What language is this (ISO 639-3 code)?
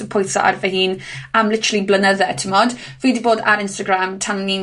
cym